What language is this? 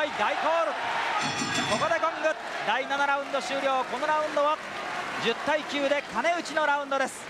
Japanese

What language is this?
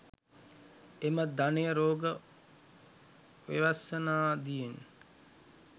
Sinhala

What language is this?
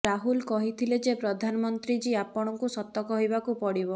Odia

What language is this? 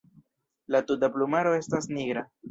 Esperanto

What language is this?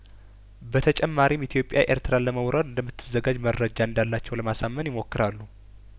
Amharic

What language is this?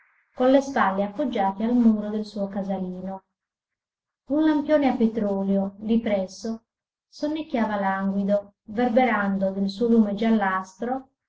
Italian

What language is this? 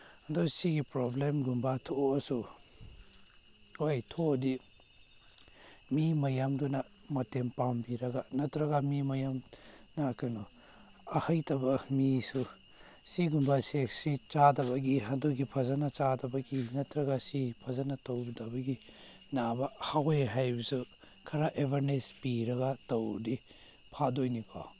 Manipuri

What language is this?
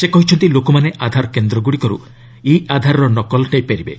Odia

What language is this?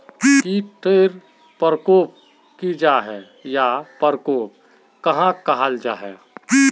Magahi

